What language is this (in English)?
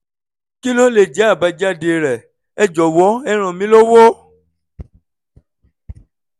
Yoruba